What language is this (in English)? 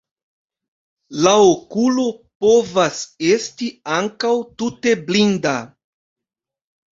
Esperanto